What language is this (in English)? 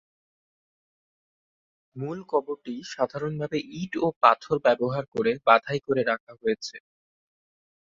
Bangla